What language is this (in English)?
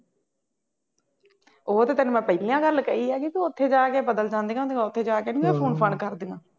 Punjabi